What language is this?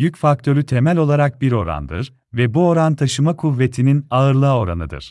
Turkish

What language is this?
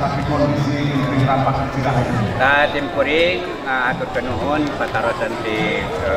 Indonesian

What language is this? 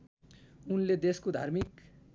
Nepali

